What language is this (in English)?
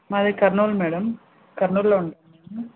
Telugu